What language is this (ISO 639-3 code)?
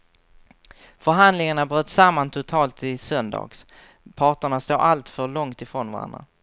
swe